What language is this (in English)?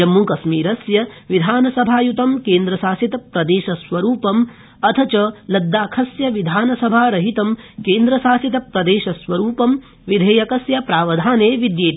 Sanskrit